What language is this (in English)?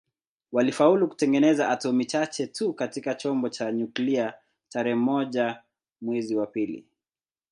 Swahili